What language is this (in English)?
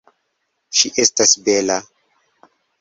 Esperanto